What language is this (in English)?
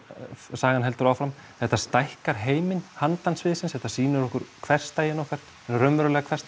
Icelandic